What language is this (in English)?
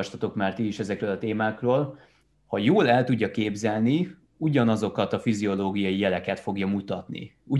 Hungarian